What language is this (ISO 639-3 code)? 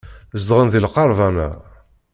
kab